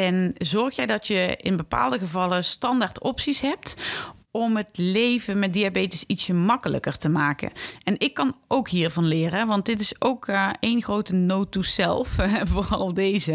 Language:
Dutch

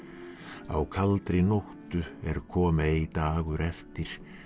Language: Icelandic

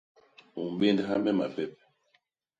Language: Basaa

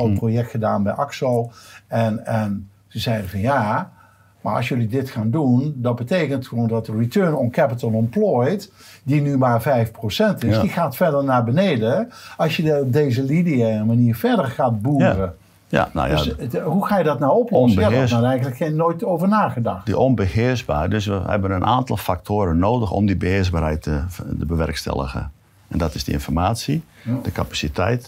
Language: Dutch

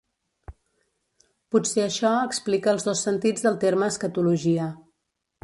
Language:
Catalan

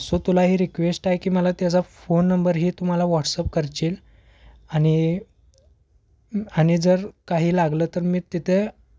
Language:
Marathi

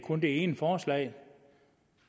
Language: Danish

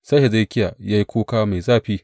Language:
Hausa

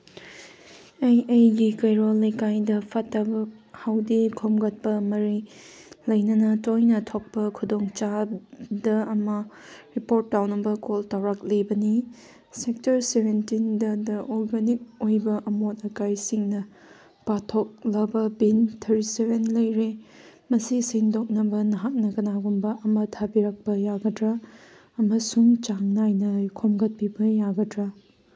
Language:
Manipuri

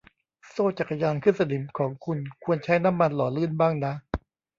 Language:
Thai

